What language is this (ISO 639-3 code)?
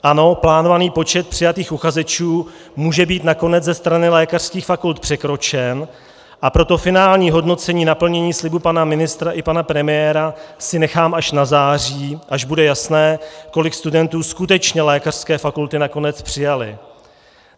ces